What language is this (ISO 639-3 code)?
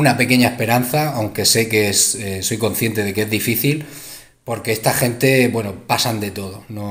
spa